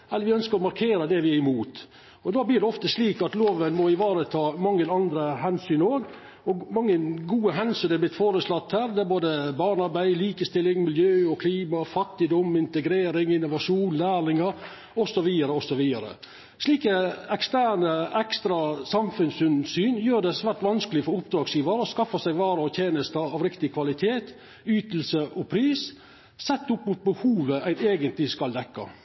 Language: Norwegian Nynorsk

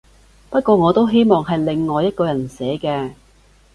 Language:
Cantonese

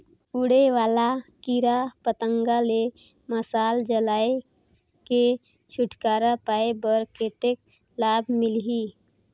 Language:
Chhattisgarhi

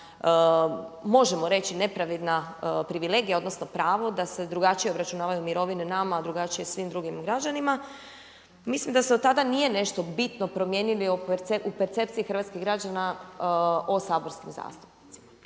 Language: Croatian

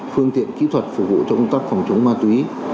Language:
Vietnamese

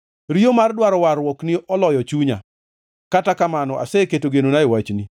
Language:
Luo (Kenya and Tanzania)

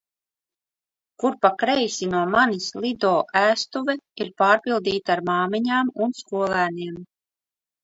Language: Latvian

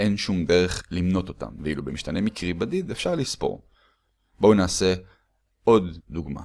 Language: Hebrew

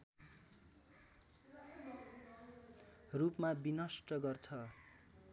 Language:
Nepali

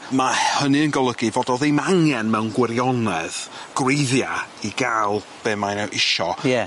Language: Welsh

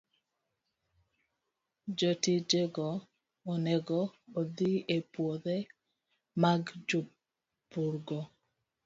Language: Luo (Kenya and Tanzania)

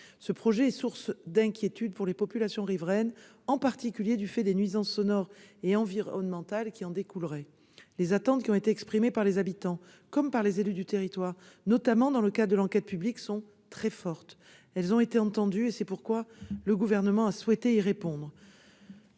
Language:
French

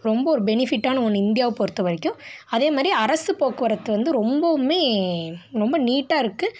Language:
Tamil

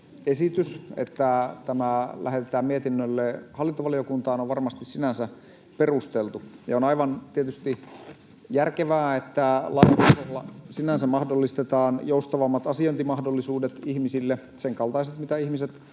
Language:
Finnish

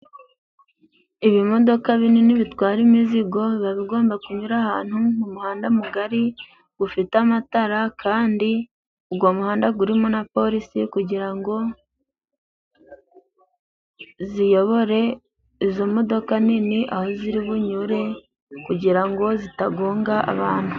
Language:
Kinyarwanda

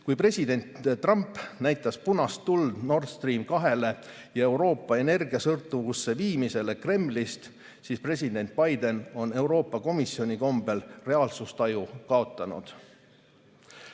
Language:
Estonian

